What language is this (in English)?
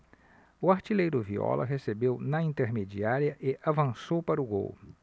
Portuguese